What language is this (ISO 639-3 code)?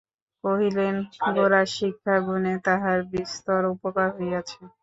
ben